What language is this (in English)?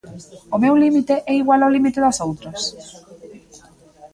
Galician